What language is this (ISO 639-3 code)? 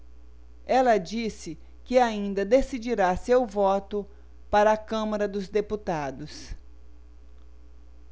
por